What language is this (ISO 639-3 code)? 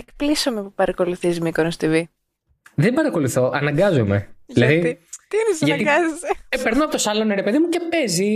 ell